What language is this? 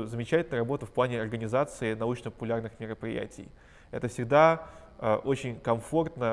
Russian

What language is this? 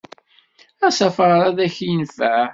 Kabyle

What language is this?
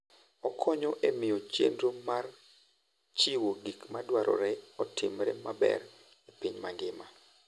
Luo (Kenya and Tanzania)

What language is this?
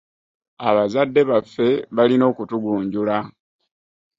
Ganda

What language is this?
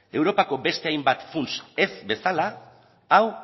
Basque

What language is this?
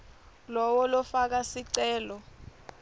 Swati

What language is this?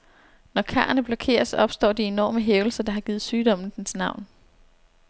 Danish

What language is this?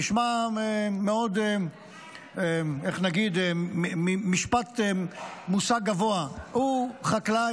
Hebrew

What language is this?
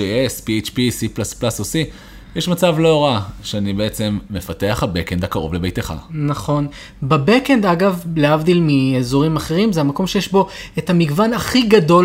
Hebrew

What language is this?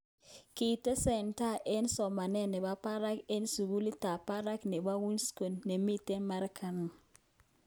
Kalenjin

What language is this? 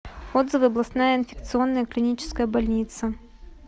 Russian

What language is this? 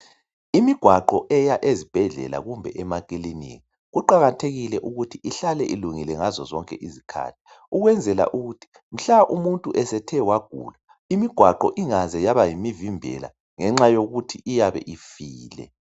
North Ndebele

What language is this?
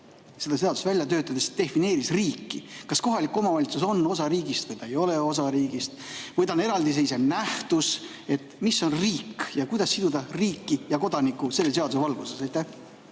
Estonian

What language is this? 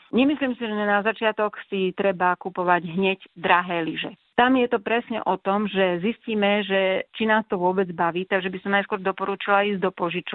Slovak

